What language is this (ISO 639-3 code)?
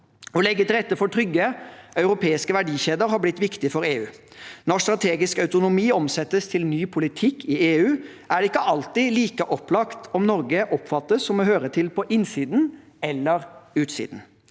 nor